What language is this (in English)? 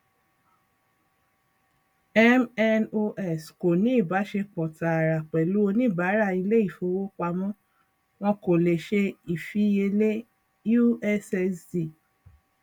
Yoruba